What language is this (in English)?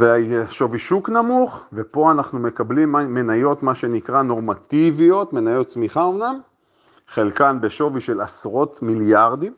Hebrew